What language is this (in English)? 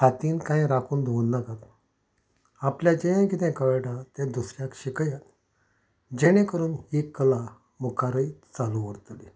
Konkani